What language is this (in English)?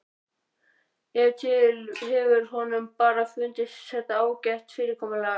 Icelandic